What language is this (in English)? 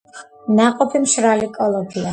Georgian